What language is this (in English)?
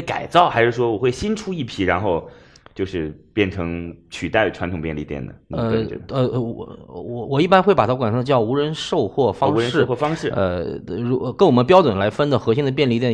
Chinese